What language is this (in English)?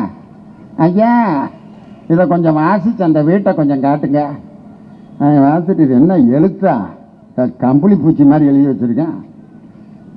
Indonesian